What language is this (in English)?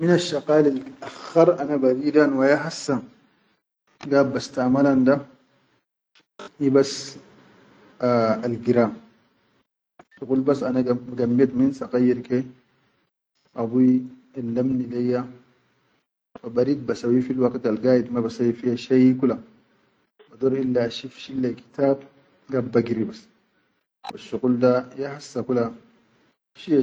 Chadian Arabic